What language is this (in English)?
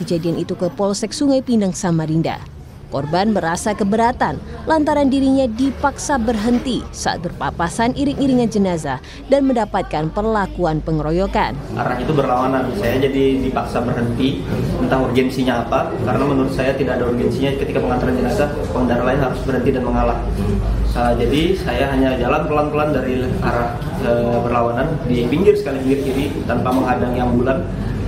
Indonesian